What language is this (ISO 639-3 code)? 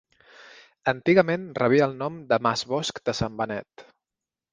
cat